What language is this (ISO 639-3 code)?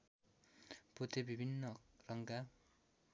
nep